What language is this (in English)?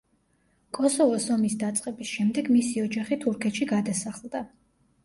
Georgian